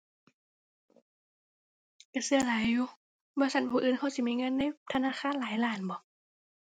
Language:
Thai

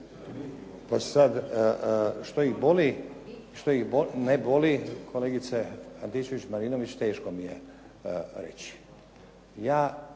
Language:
Croatian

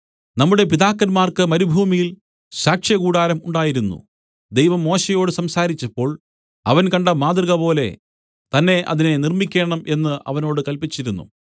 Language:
Malayalam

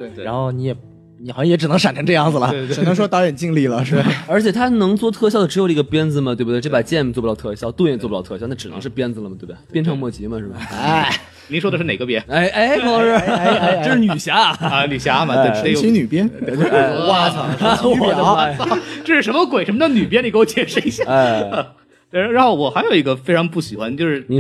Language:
Chinese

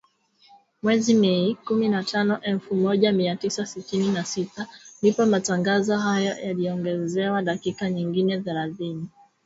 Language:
Swahili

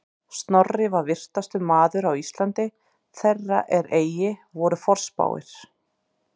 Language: Icelandic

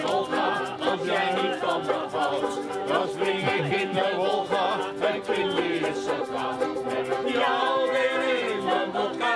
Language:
Dutch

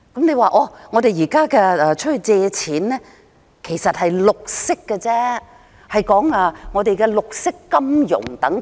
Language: Cantonese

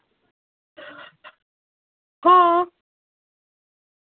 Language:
Dogri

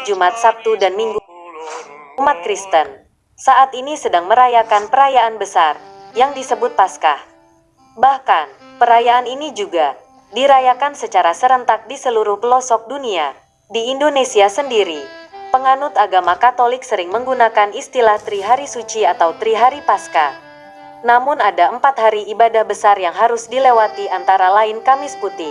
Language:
Indonesian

